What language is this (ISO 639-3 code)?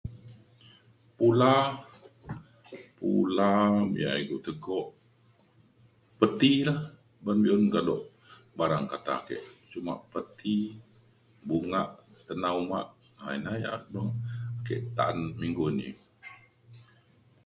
xkl